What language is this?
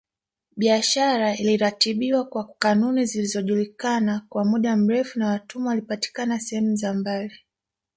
Swahili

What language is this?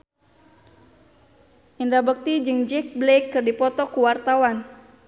Sundanese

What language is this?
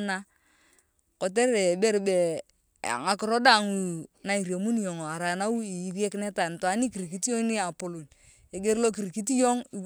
Turkana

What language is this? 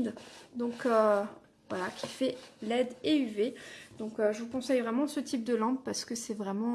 French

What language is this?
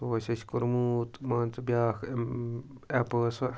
Kashmiri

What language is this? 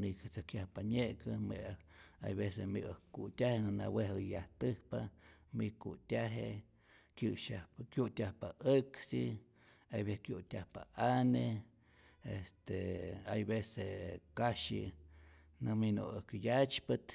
Rayón Zoque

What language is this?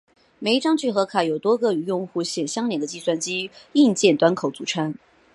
Chinese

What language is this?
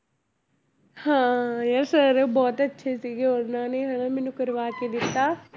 Punjabi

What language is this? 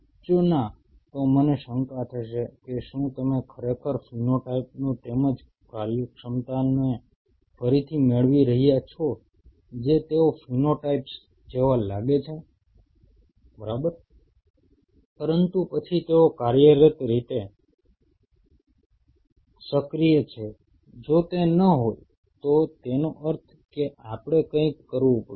Gujarati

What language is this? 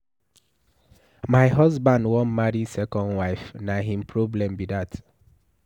Nigerian Pidgin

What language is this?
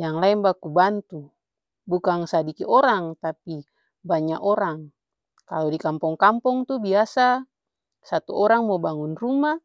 Ambonese Malay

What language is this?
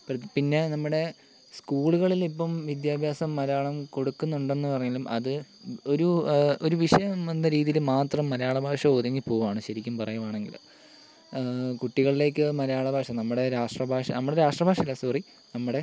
Malayalam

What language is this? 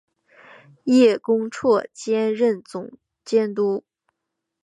Chinese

